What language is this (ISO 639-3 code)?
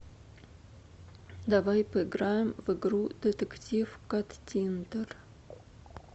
rus